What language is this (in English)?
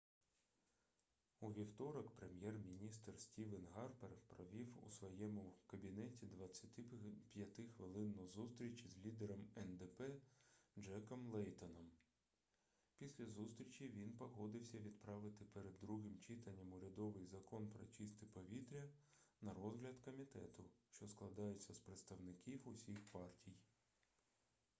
Ukrainian